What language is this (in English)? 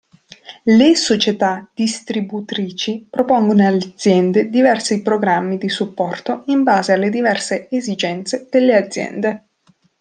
Italian